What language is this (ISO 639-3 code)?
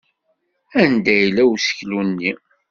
kab